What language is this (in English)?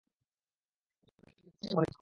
Bangla